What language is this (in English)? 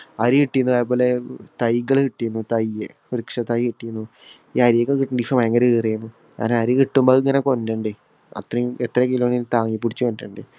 Malayalam